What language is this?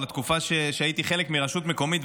Hebrew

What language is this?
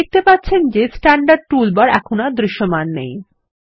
Bangla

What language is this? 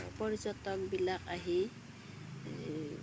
Assamese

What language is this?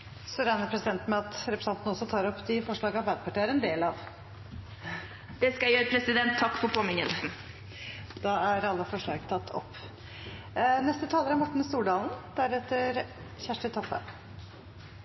Norwegian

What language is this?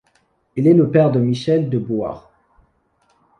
French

